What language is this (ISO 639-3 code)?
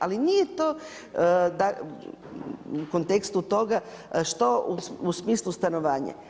hrv